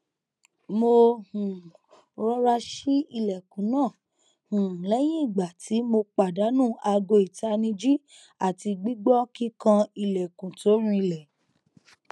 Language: Yoruba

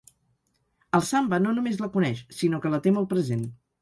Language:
Catalan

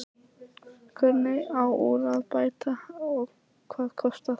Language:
Icelandic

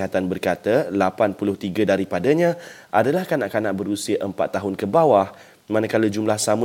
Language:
Malay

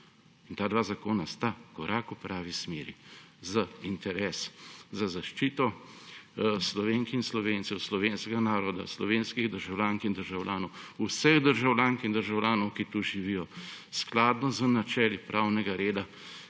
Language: Slovenian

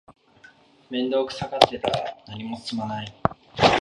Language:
Japanese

